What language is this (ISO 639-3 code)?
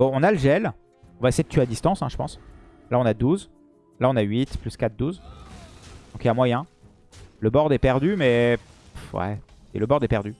fra